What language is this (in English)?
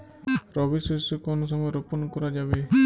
Bangla